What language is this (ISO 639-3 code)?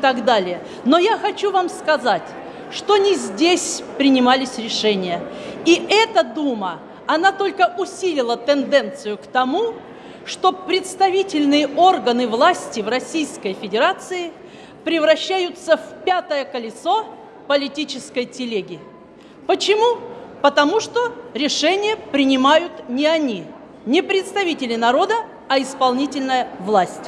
rus